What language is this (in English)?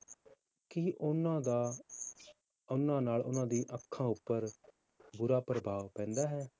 Punjabi